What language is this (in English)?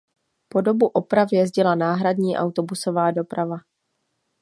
Czech